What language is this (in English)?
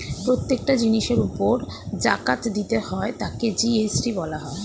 Bangla